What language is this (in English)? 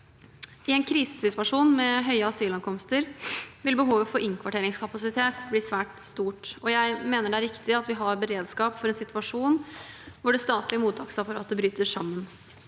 Norwegian